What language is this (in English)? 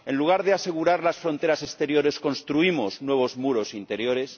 Spanish